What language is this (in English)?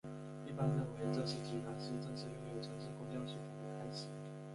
Chinese